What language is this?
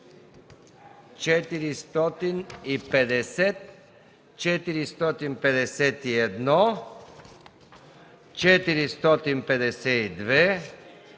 Bulgarian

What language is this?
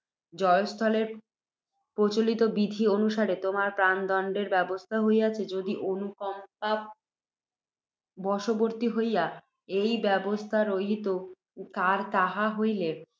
Bangla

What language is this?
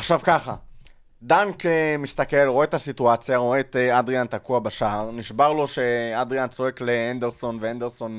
Hebrew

